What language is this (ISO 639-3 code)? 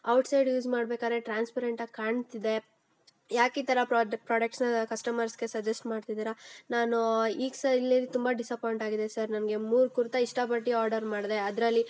kan